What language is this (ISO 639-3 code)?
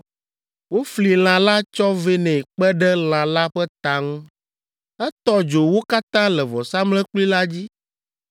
ewe